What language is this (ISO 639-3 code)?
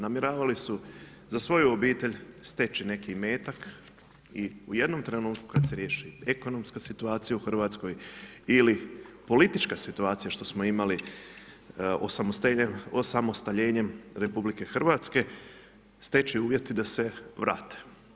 hrv